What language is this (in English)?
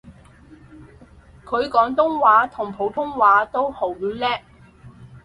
Cantonese